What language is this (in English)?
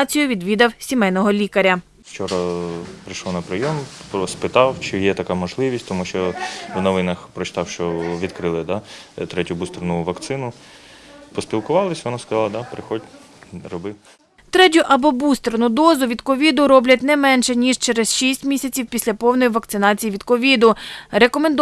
Ukrainian